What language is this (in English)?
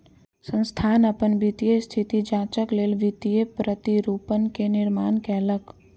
Maithili